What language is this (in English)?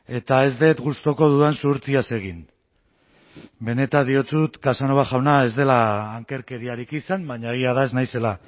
Basque